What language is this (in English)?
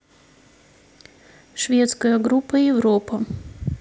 Russian